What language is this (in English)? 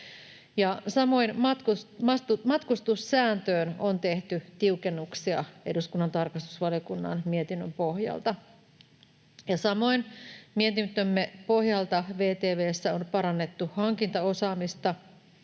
Finnish